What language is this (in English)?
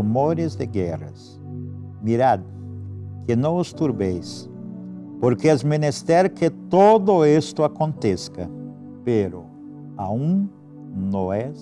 Spanish